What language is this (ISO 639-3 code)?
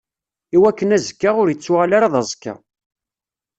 kab